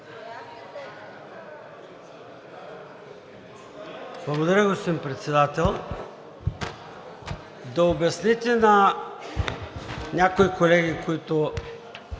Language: Bulgarian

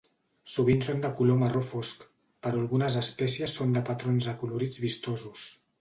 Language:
Catalan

